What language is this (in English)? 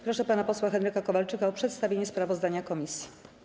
Polish